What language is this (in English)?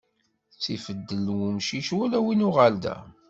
Kabyle